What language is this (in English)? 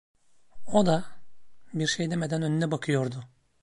Turkish